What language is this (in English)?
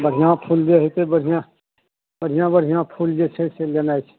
Maithili